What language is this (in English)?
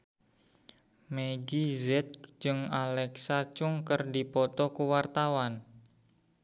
Sundanese